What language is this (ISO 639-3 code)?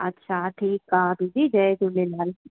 snd